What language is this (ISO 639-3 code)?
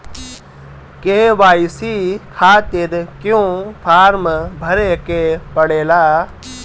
bho